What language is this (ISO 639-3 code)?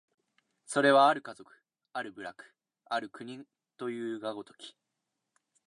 jpn